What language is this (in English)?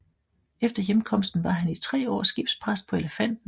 Danish